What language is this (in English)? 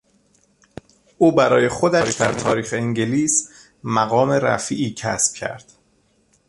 Persian